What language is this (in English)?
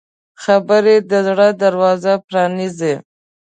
Pashto